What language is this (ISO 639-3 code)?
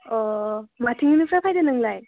brx